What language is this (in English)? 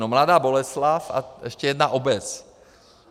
Czech